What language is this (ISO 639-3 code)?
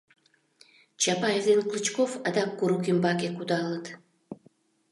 chm